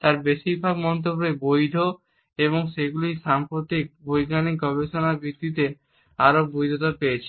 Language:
Bangla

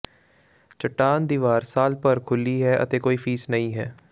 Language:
Punjabi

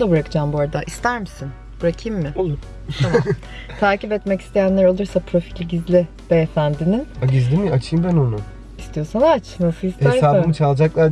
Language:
Turkish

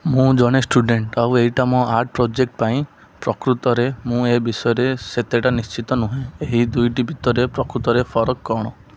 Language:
Odia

